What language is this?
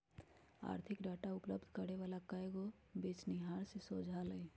Magahi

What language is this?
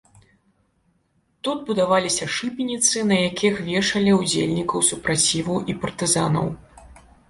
Belarusian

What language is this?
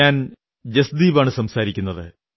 Malayalam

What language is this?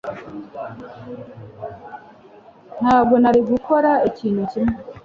Kinyarwanda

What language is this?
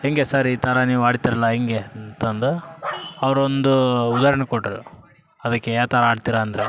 Kannada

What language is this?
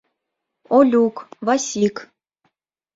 Mari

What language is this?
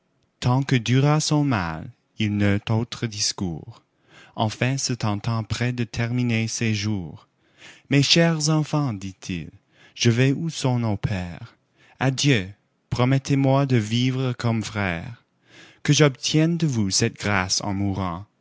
French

